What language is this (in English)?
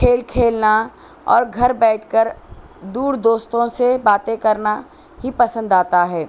Urdu